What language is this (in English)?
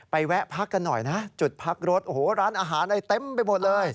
Thai